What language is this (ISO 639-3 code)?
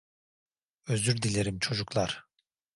tur